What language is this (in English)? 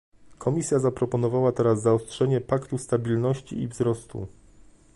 Polish